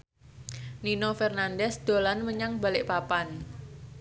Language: Javanese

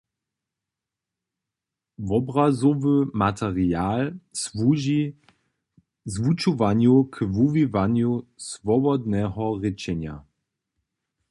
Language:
Upper Sorbian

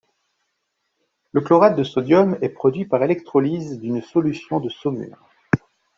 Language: French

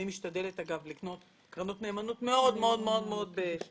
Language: Hebrew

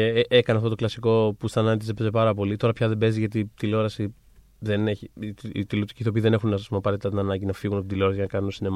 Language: Greek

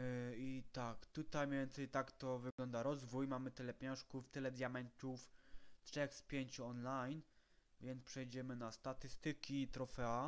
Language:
Polish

